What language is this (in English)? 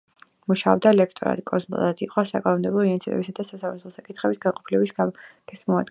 Georgian